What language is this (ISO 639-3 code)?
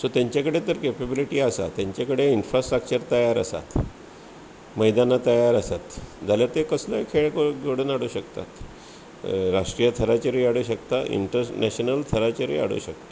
kok